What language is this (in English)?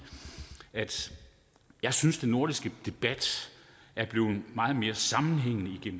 Danish